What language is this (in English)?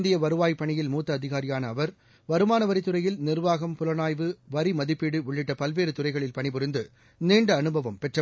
Tamil